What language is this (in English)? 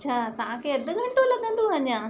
Sindhi